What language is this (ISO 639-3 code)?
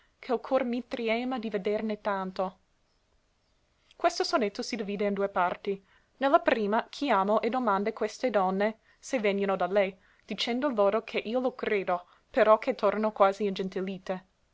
ita